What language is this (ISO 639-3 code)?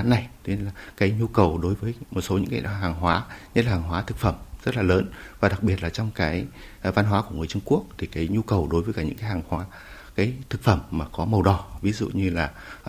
vie